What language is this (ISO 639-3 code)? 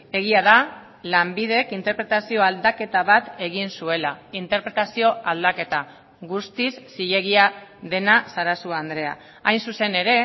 eus